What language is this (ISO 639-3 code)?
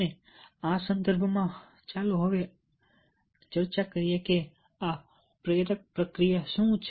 guj